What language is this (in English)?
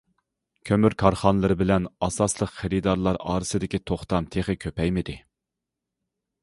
Uyghur